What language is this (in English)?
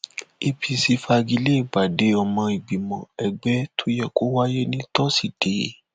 Yoruba